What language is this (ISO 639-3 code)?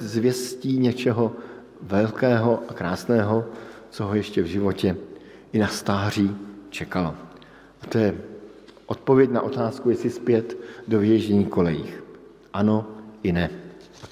ces